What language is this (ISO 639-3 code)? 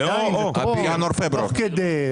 heb